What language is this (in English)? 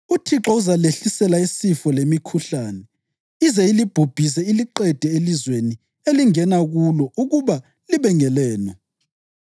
North Ndebele